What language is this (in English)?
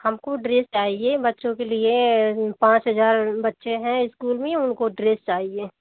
Hindi